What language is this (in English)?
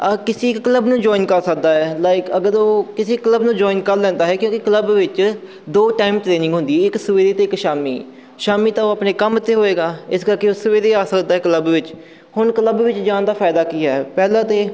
Punjabi